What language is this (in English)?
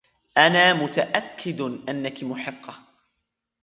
Arabic